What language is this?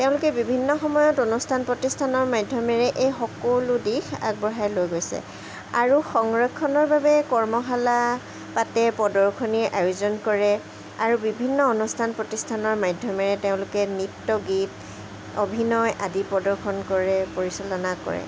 Assamese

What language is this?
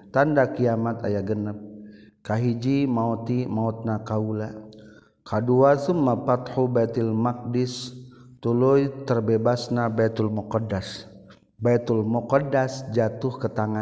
Malay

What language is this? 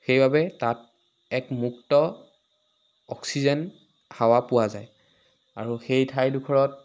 Assamese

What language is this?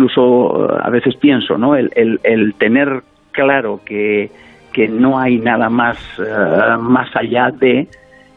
Spanish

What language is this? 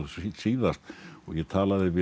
Icelandic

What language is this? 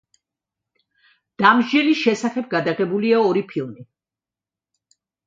Georgian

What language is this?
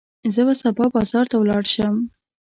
Pashto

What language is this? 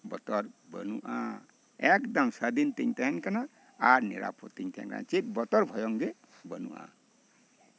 Santali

